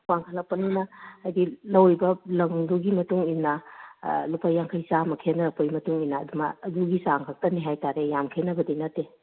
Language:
Manipuri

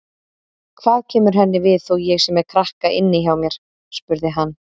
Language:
Icelandic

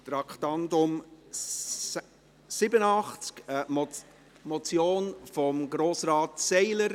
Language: Swiss German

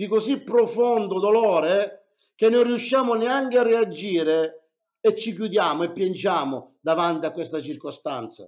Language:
Italian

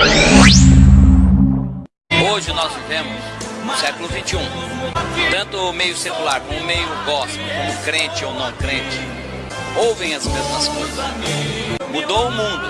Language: Portuguese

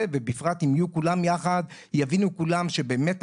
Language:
Hebrew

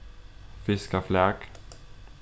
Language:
Faroese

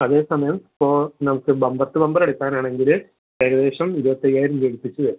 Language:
Malayalam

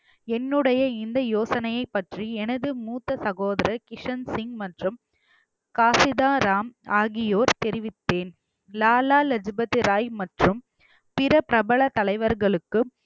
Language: Tamil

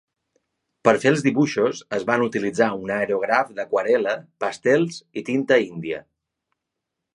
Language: Catalan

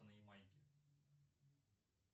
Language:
Russian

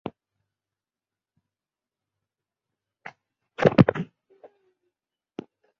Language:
Chinese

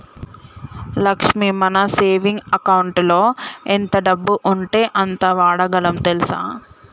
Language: Telugu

